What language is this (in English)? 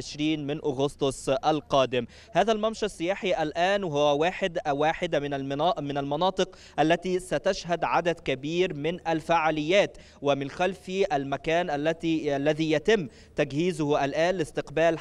Arabic